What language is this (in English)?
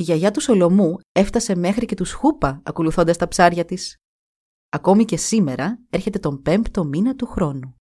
Greek